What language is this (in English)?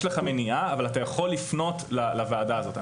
Hebrew